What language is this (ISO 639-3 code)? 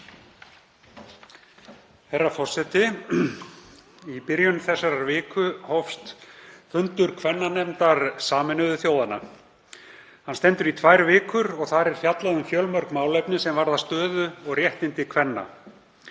isl